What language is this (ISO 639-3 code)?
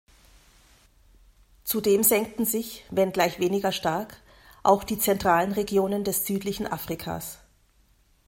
deu